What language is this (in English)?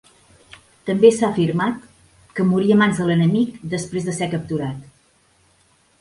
Catalan